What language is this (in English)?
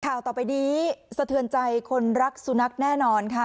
Thai